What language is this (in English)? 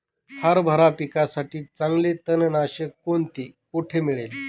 Marathi